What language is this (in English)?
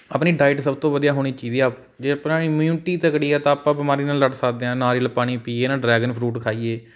Punjabi